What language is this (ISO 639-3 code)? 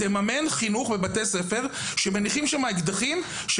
heb